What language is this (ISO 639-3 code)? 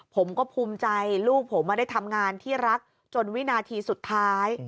tha